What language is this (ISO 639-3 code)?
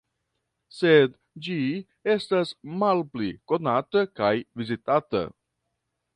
epo